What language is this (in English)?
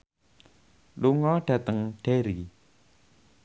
Javanese